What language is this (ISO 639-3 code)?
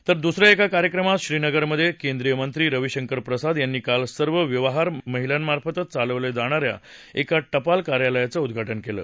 mar